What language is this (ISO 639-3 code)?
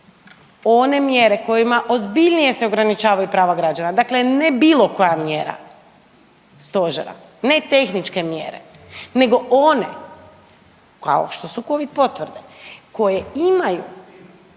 hrv